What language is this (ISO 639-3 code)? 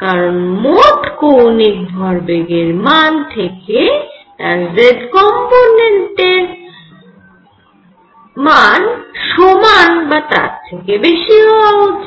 ben